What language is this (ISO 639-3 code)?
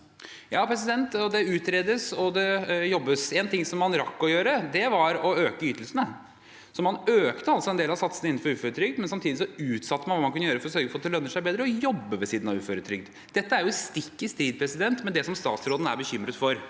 nor